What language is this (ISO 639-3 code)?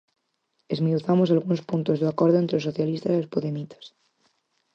glg